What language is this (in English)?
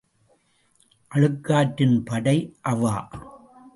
Tamil